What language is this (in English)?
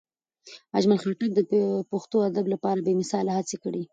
Pashto